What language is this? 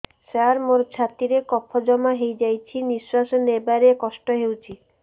Odia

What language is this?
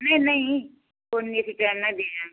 Punjabi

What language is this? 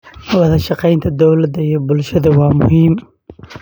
Somali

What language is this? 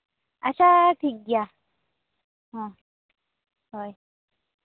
Santali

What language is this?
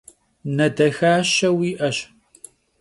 Kabardian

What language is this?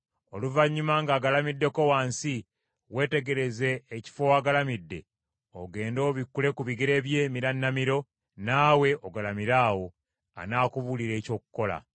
Ganda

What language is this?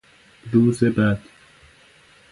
Persian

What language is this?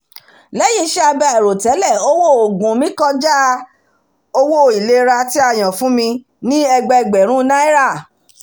Yoruba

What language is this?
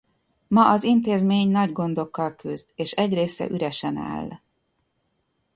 Hungarian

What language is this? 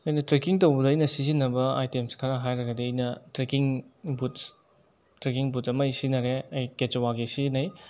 Manipuri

